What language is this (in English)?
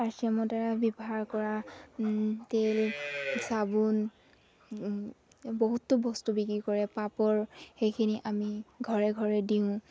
Assamese